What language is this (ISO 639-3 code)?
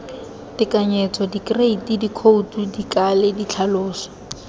tsn